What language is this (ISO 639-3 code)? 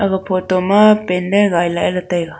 nnp